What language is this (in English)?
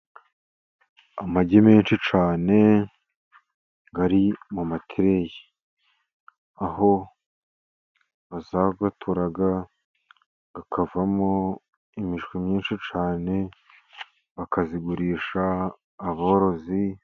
Kinyarwanda